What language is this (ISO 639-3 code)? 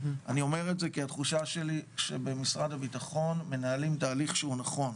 heb